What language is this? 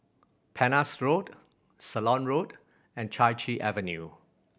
English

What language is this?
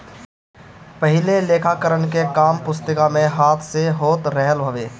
Bhojpuri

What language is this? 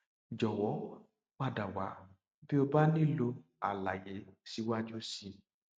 Yoruba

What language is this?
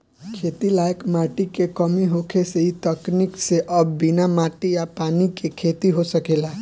Bhojpuri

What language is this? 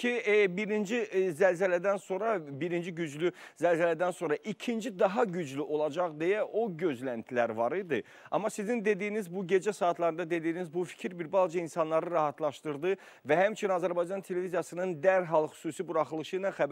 Turkish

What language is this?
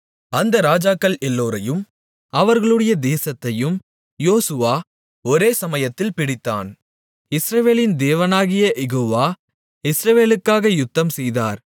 Tamil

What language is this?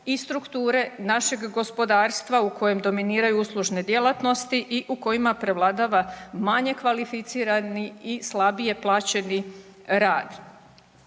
Croatian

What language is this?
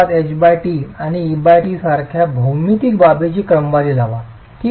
Marathi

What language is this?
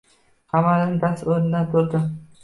Uzbek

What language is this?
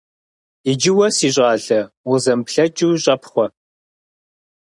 Kabardian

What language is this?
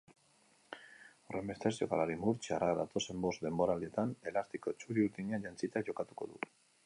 Basque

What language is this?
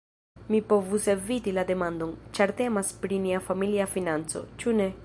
Esperanto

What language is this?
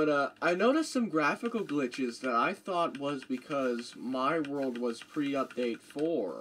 English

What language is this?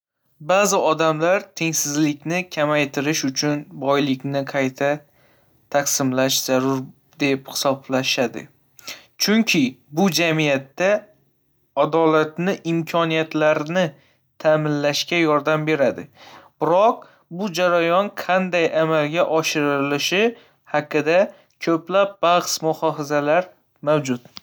Uzbek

